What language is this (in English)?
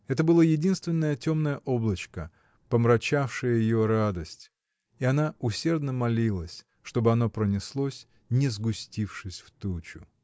Russian